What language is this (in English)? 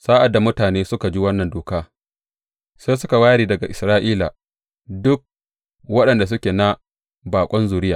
Hausa